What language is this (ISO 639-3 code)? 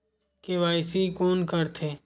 hne